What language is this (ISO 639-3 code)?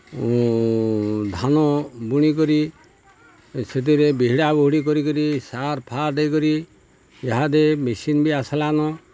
ori